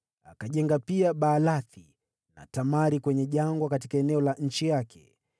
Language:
Swahili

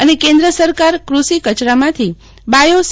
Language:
Gujarati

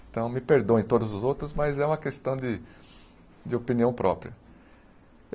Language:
Portuguese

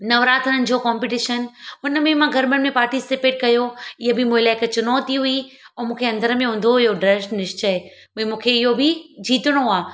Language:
Sindhi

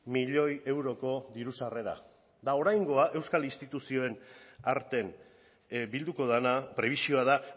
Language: Basque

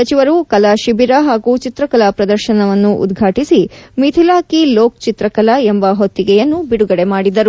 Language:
Kannada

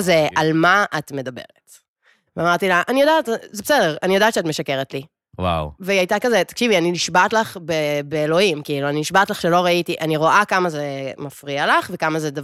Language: Hebrew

